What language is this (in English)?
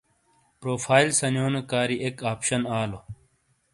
Shina